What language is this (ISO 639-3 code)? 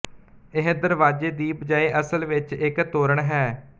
pan